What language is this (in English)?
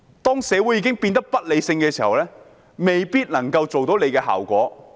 Cantonese